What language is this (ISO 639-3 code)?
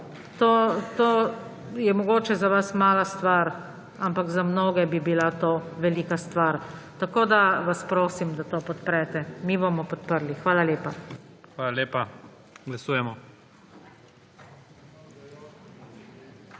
slv